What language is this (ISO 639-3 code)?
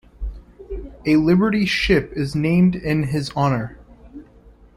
eng